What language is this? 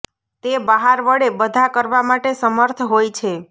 Gujarati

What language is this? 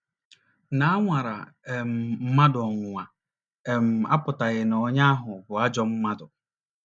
Igbo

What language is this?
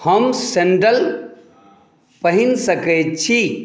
Maithili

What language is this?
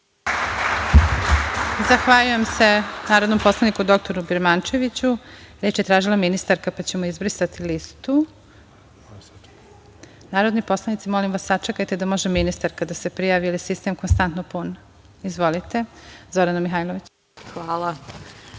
Serbian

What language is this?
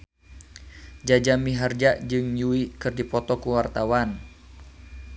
Sundanese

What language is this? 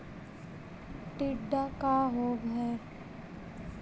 Magahi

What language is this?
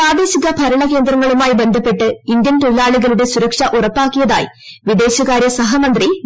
Malayalam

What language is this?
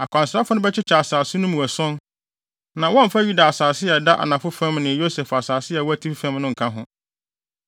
Akan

